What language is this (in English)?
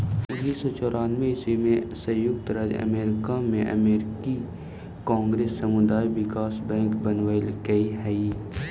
Magahi